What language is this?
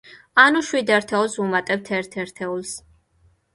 Georgian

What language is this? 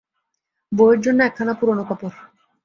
Bangla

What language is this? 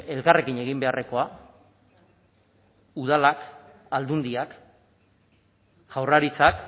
Basque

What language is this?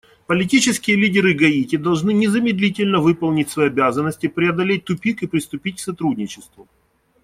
Russian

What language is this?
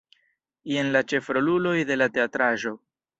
Esperanto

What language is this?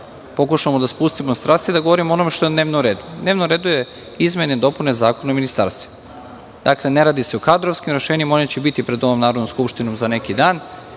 Serbian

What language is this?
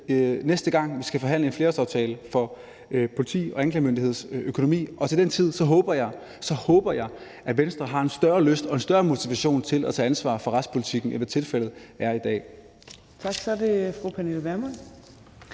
Danish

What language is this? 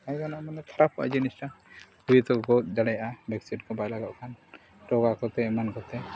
Santali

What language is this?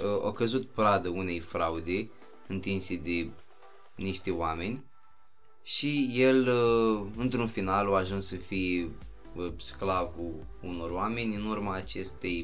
Romanian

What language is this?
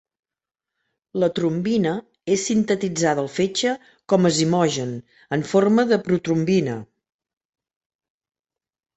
Catalan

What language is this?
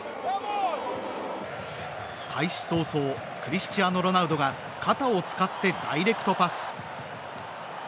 Japanese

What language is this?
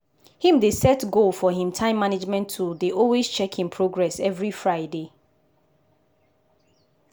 Nigerian Pidgin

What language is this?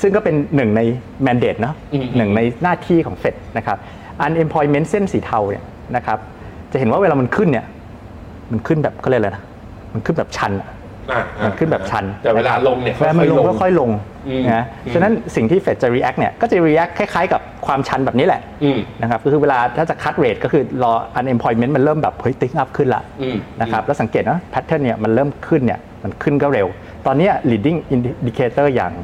Thai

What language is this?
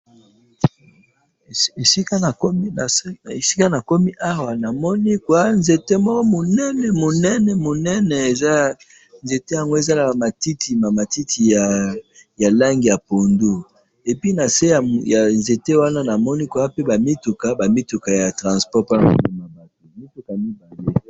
Lingala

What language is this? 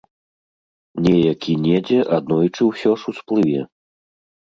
Belarusian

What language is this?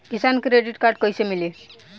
Bhojpuri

